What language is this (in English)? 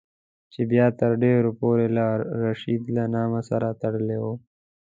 Pashto